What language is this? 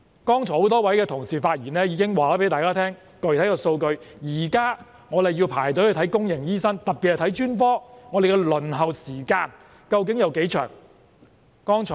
Cantonese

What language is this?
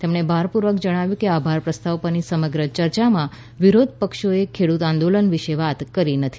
Gujarati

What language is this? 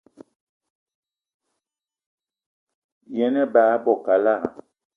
Eton (Cameroon)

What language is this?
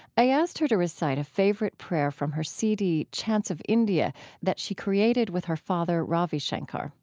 English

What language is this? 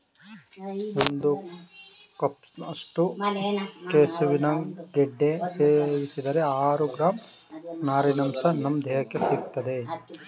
Kannada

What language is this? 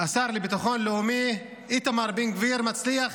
Hebrew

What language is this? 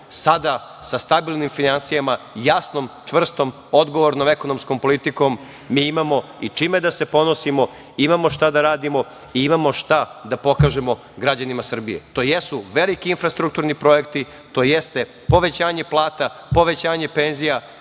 Serbian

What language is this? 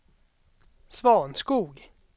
Swedish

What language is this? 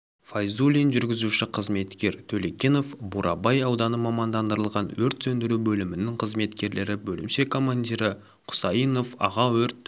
Kazakh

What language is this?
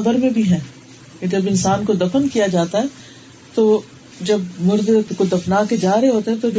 Urdu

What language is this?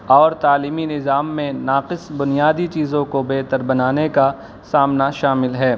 Urdu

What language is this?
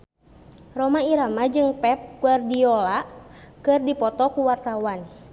Sundanese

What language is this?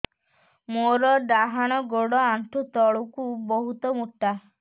Odia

